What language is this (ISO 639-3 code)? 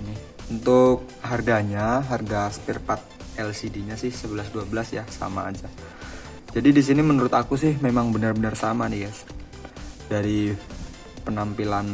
ind